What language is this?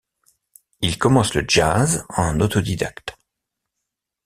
French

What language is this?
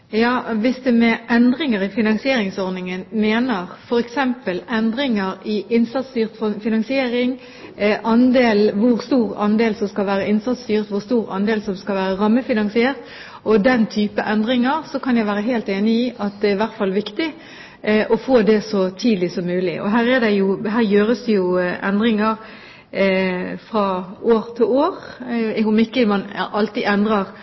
Norwegian Bokmål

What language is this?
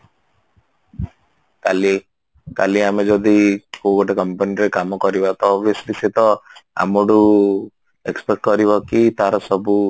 Odia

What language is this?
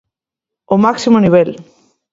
Galician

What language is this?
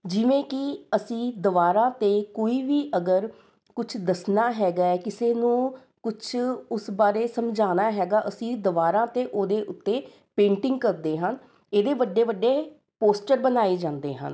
Punjabi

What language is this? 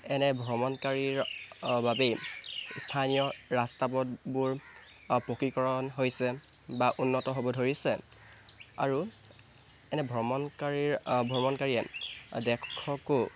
Assamese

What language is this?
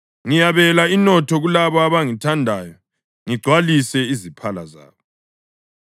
North Ndebele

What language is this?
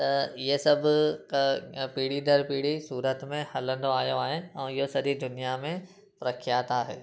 Sindhi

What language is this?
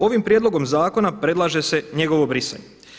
Croatian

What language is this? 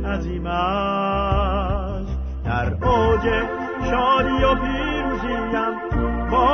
Persian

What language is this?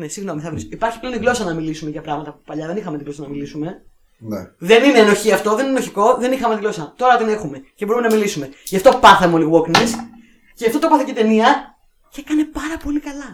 Greek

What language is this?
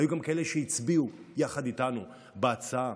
Hebrew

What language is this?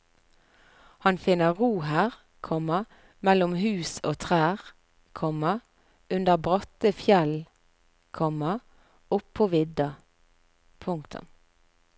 Norwegian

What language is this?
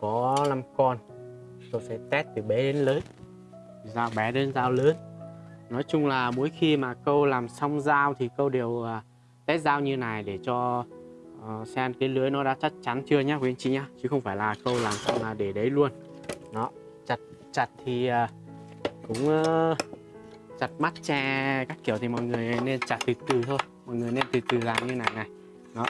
Vietnamese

